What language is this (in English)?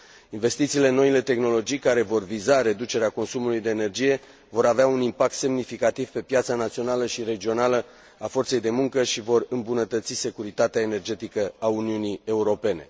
Romanian